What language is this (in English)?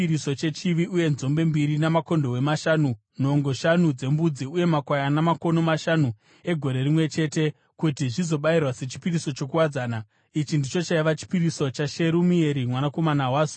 Shona